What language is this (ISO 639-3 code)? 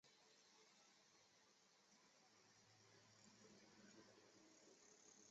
zho